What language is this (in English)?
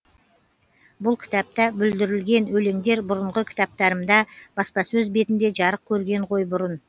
Kazakh